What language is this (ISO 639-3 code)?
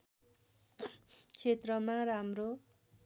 nep